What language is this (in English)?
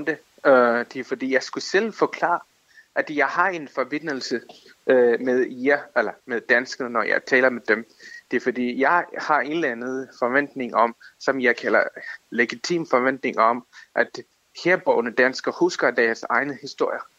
Danish